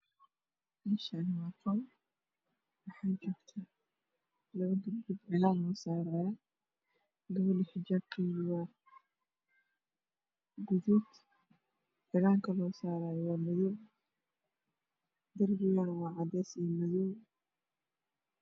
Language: Somali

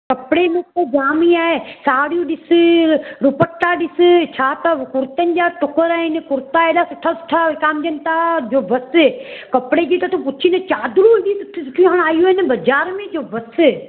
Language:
Sindhi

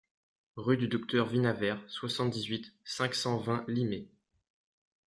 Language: French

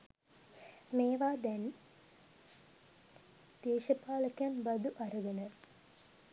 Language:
Sinhala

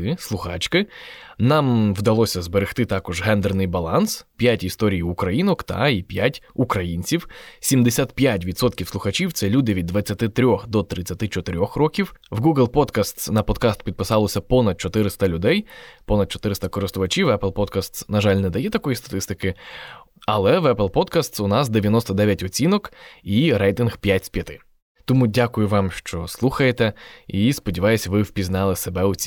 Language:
Ukrainian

